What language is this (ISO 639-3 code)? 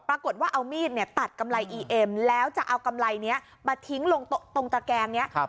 tha